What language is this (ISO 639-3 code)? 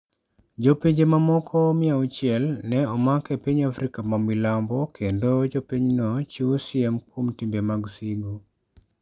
luo